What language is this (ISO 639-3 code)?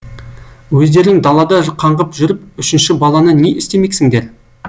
kaz